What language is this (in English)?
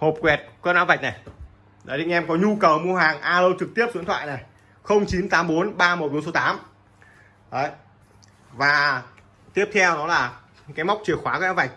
Vietnamese